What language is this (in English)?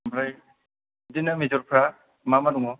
Bodo